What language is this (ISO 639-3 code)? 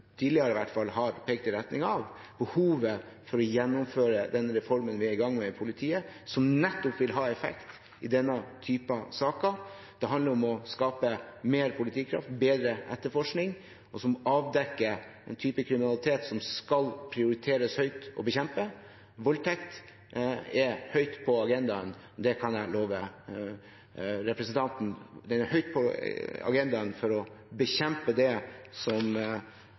nob